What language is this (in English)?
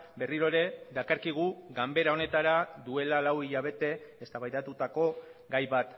Basque